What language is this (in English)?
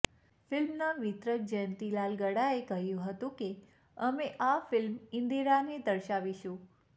Gujarati